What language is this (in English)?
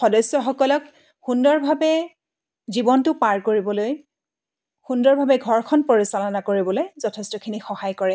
Assamese